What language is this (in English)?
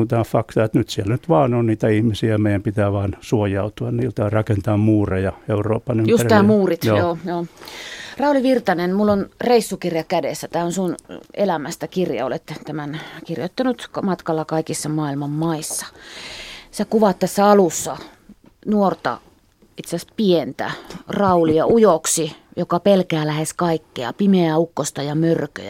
Finnish